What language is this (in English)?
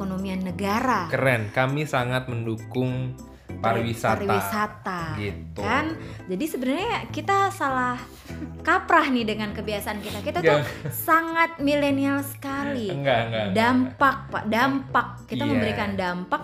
Indonesian